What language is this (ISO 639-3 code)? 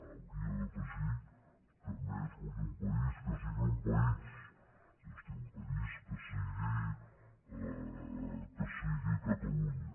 cat